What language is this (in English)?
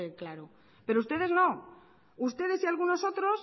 Spanish